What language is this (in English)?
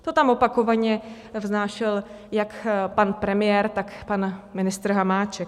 Czech